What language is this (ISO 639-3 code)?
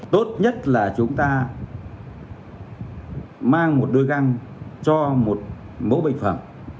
vie